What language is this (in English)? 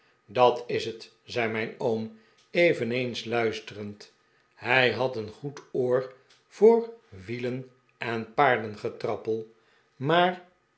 Dutch